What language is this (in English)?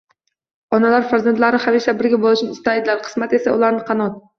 Uzbek